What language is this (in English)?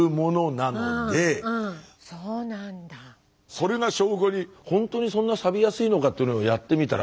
Japanese